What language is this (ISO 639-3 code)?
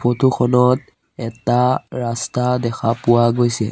asm